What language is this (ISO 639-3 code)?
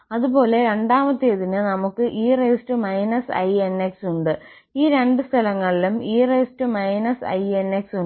mal